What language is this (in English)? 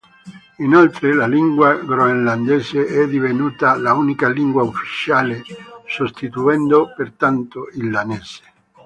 Italian